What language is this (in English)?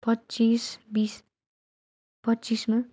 Nepali